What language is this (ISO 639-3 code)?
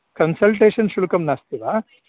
san